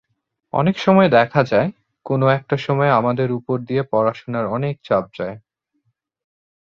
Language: Bangla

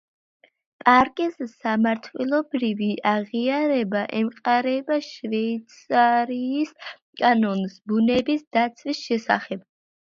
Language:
Georgian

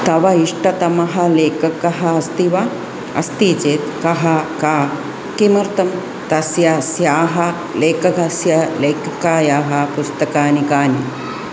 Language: Sanskrit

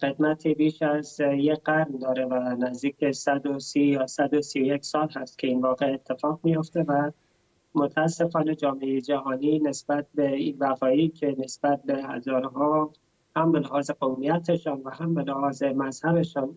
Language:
Persian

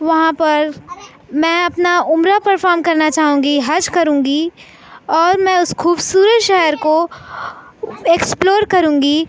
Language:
Urdu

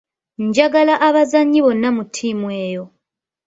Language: Ganda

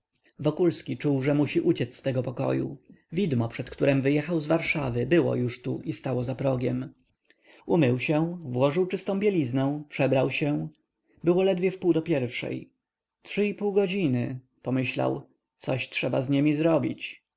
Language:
Polish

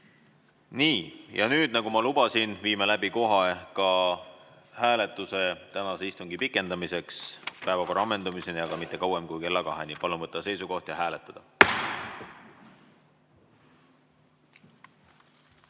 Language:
Estonian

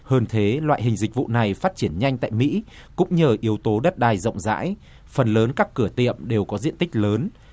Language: Vietnamese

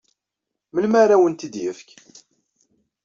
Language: Kabyle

